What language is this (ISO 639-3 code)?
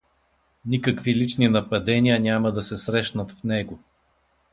bul